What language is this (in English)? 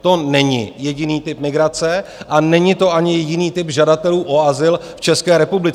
Czech